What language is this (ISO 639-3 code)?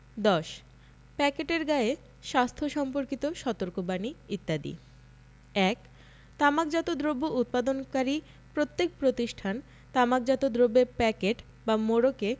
ben